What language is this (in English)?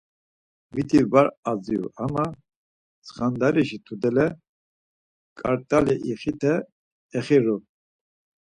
Laz